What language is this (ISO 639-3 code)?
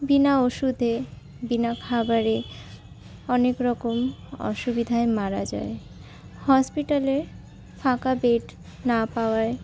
ben